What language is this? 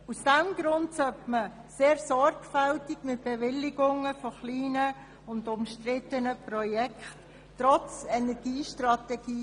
Swiss German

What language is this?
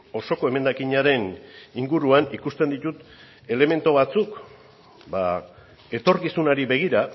Basque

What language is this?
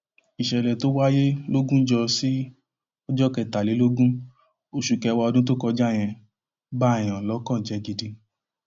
Yoruba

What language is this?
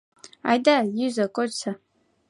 Mari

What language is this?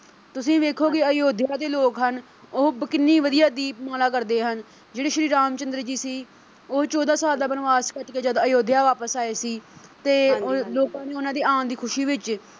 Punjabi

